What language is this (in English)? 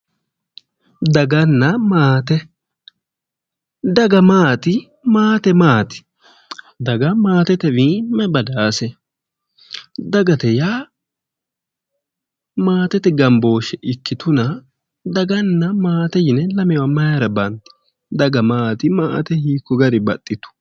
Sidamo